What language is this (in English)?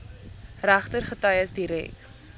Afrikaans